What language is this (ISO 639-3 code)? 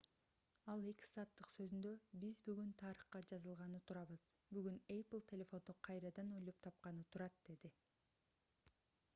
kir